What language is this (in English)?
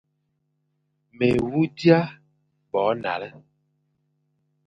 Fang